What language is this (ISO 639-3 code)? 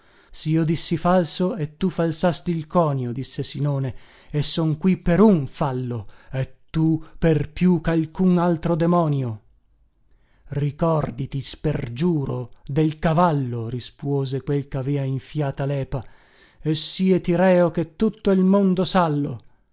ita